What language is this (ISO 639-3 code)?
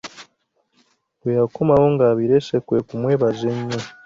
lug